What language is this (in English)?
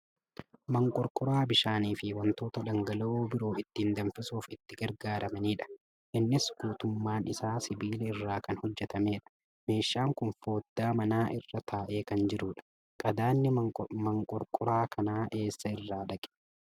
Oromo